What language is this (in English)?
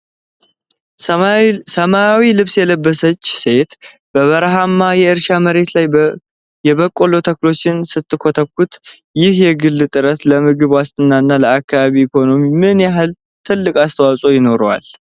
Amharic